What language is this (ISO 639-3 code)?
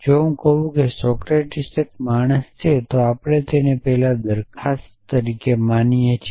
guj